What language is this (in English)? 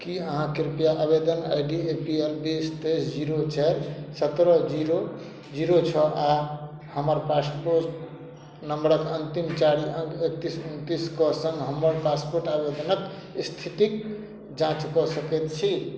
Maithili